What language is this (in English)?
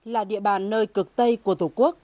Vietnamese